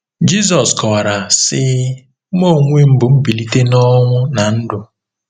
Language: Igbo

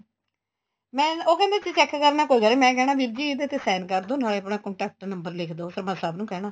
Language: Punjabi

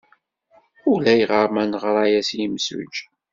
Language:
Kabyle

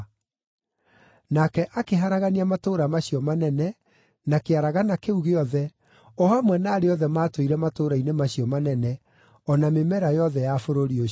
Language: Kikuyu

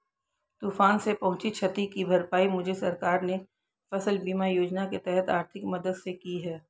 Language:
Hindi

